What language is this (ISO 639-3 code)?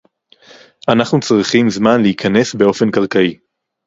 heb